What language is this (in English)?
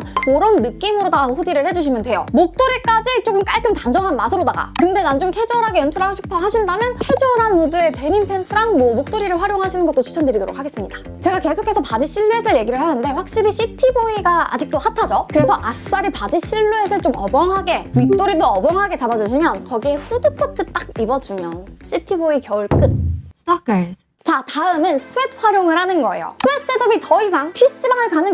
Korean